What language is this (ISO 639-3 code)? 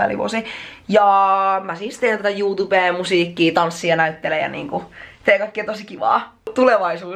fin